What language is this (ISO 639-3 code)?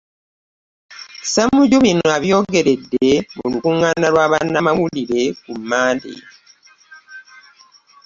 lug